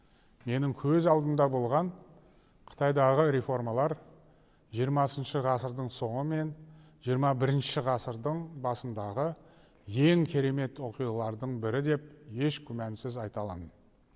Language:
Kazakh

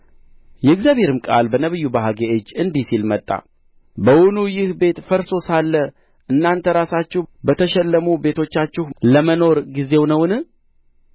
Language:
Amharic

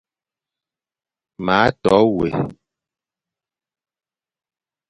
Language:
Fang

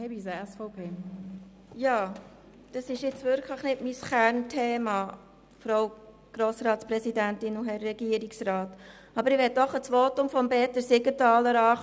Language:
Swiss German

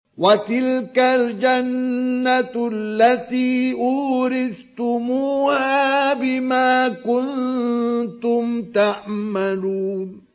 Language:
Arabic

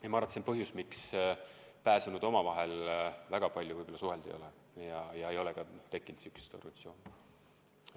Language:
Estonian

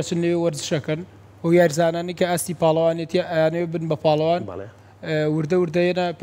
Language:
Arabic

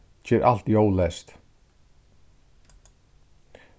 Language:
Faroese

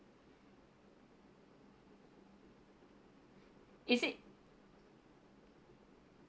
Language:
English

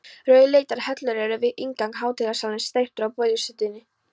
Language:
Icelandic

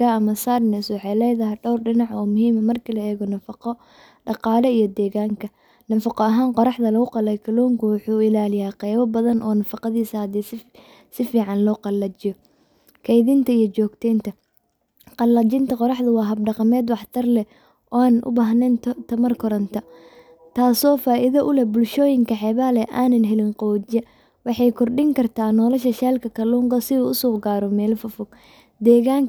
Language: Somali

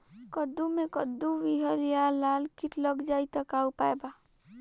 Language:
Bhojpuri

